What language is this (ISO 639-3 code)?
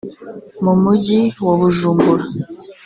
kin